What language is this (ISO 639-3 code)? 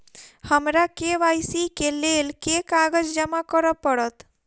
mai